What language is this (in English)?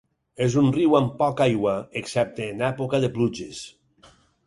Catalan